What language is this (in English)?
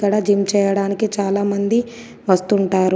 Telugu